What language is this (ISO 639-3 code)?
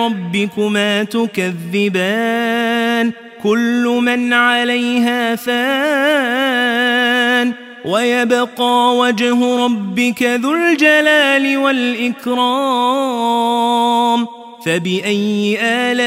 ara